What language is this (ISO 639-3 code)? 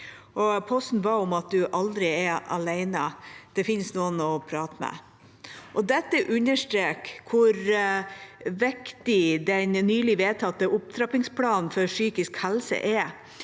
nor